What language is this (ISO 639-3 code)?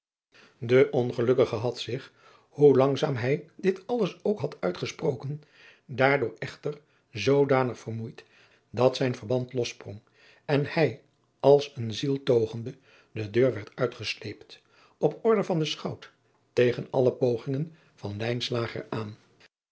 nld